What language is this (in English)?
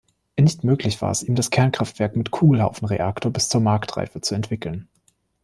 German